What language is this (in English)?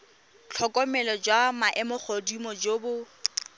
Tswana